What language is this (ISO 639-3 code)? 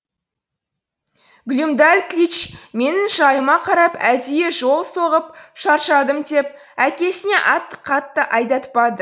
kaz